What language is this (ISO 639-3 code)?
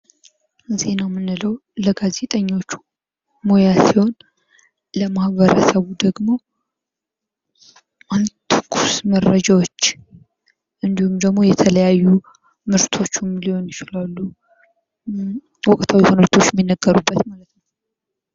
amh